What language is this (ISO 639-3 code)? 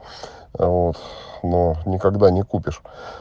rus